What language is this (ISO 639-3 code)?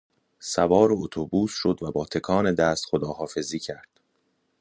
fas